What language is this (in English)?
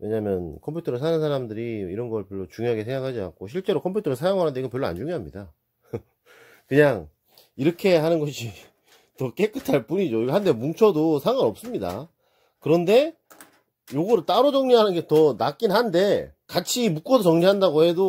Korean